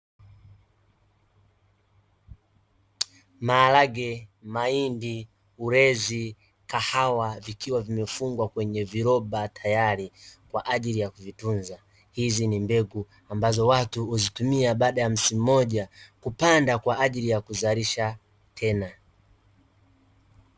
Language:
Swahili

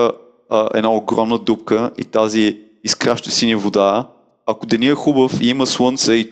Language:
Bulgarian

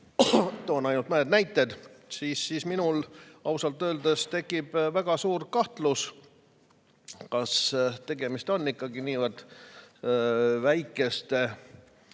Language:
Estonian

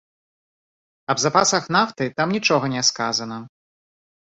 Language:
Belarusian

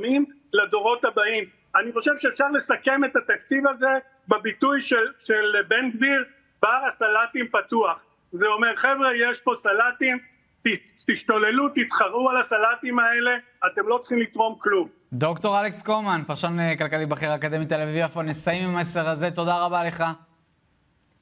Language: Hebrew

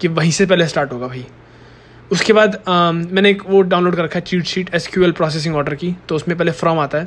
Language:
Hindi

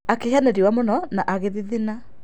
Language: Kikuyu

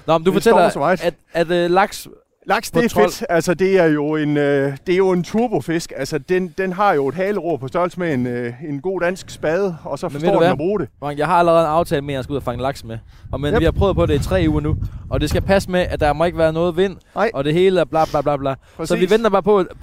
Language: Danish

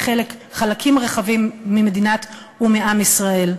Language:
Hebrew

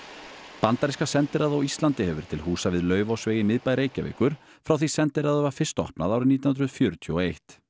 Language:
Icelandic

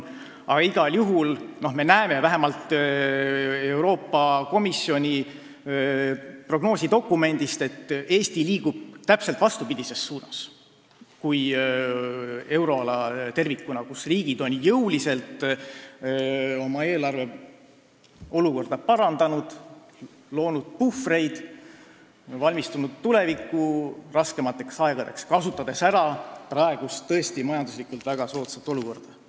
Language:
Estonian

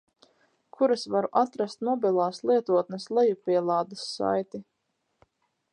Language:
Latvian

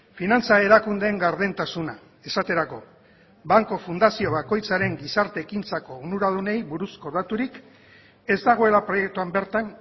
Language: Basque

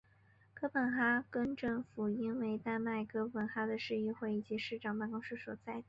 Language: Chinese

